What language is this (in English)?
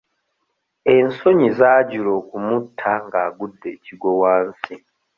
Ganda